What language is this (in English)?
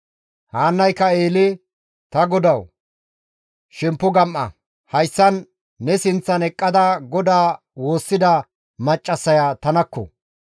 Gamo